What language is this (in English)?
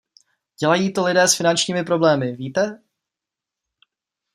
Czech